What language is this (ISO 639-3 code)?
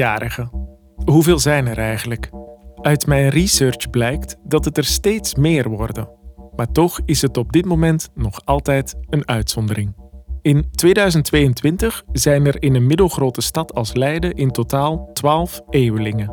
nld